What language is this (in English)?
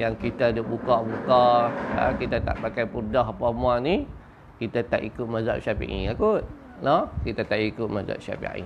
Malay